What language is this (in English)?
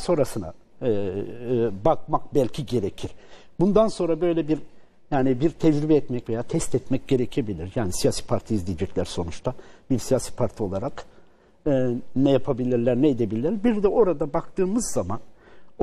Turkish